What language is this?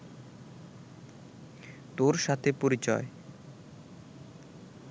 Bangla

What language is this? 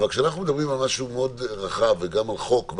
Hebrew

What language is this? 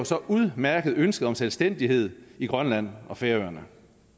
Danish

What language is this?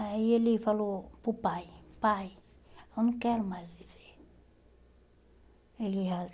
Portuguese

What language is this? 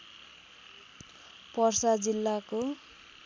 Nepali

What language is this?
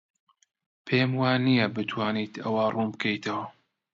Central Kurdish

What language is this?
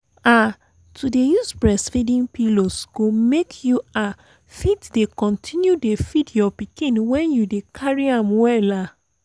Nigerian Pidgin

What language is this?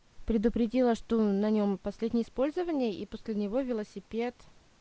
Russian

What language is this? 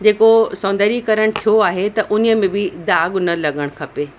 Sindhi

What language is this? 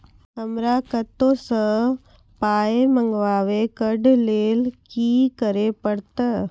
Maithili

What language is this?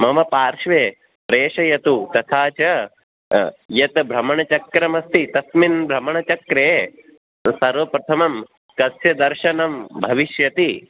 Sanskrit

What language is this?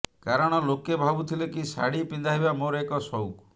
Odia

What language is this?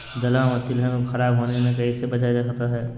Magahi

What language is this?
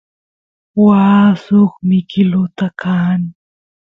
Santiago del Estero Quichua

